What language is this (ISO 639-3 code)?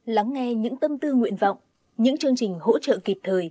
vie